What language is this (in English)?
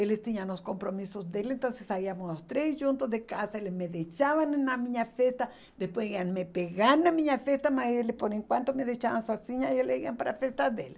Portuguese